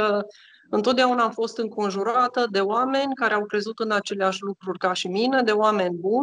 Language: Romanian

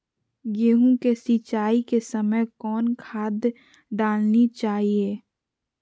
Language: Magahi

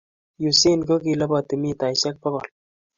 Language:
Kalenjin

